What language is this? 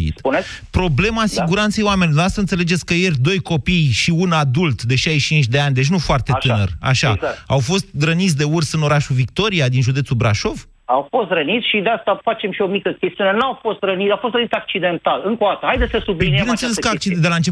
Romanian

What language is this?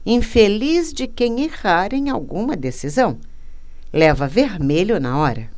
Portuguese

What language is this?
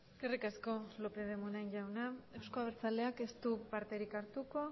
Basque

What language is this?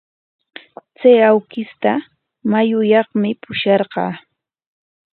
Corongo Ancash Quechua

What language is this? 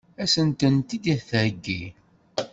Kabyle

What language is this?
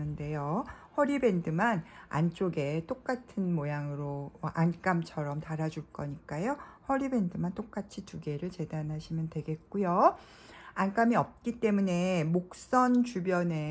Korean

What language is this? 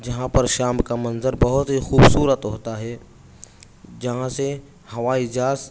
Urdu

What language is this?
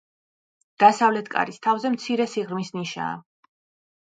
Georgian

